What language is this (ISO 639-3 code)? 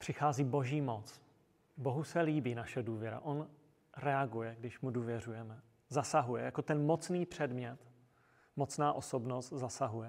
ces